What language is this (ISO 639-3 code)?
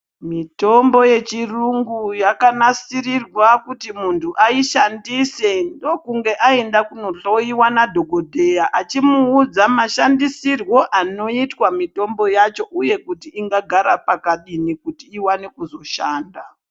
ndc